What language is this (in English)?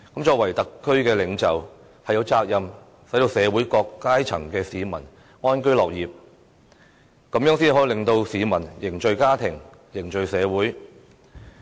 Cantonese